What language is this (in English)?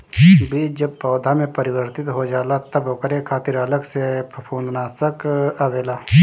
Bhojpuri